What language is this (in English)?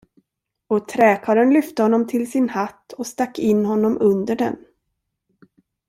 Swedish